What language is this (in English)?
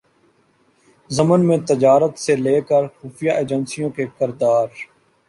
Urdu